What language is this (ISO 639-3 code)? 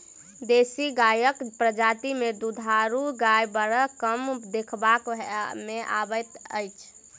mai